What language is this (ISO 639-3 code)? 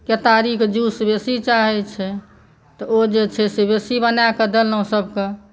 mai